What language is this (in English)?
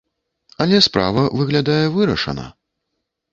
Belarusian